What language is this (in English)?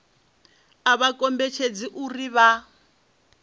Venda